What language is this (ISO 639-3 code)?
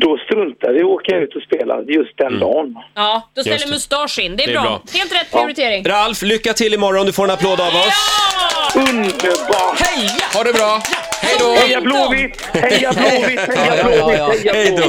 swe